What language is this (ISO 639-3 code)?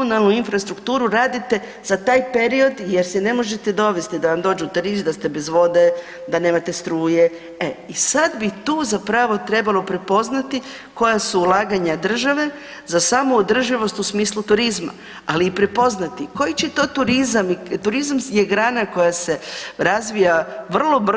hrv